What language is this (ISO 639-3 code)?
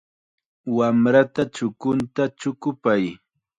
qxa